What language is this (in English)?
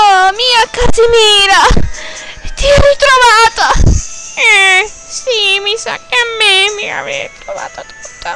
Italian